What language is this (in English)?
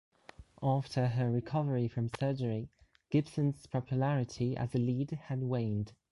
English